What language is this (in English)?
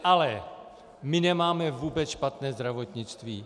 Czech